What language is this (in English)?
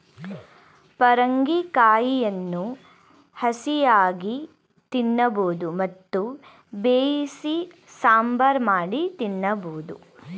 Kannada